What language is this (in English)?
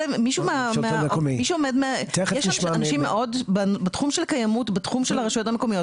Hebrew